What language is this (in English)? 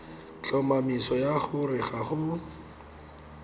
Tswana